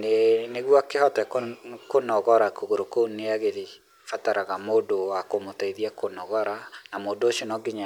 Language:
Kikuyu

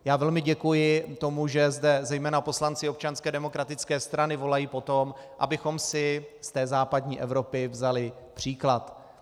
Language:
Czech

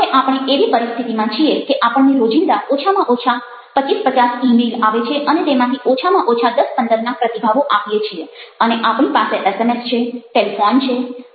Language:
Gujarati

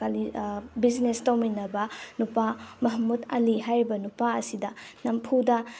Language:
Manipuri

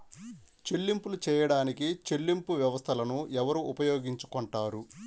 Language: Telugu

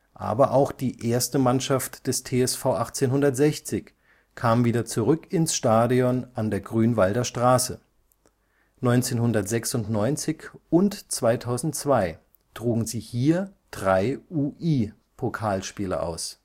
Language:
German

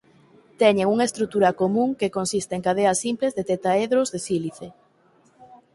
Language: Galician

